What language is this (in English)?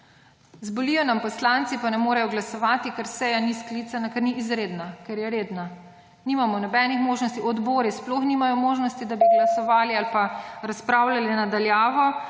Slovenian